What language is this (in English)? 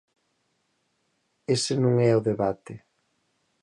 Galician